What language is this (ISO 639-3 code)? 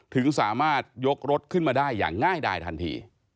tha